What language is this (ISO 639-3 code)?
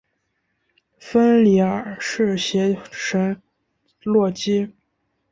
zho